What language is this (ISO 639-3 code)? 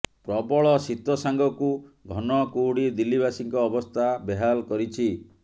ori